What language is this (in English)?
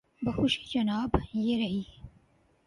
Urdu